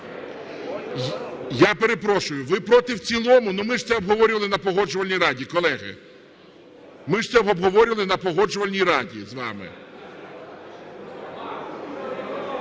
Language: Ukrainian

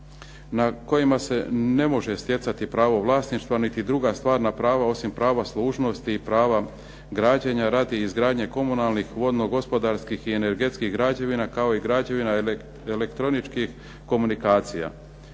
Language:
Croatian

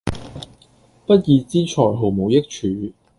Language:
Cantonese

